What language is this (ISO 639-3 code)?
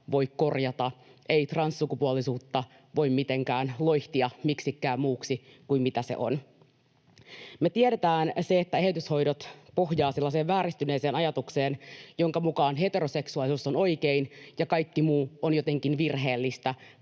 fin